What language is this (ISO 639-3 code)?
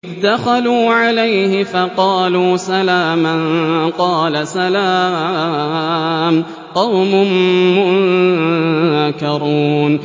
ara